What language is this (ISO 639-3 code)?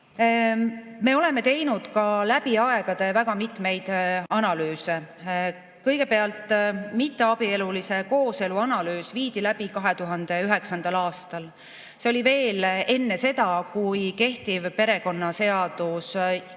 est